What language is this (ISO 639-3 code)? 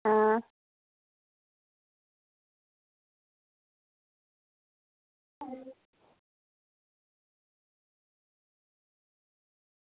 doi